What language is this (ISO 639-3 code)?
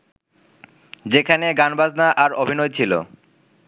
ben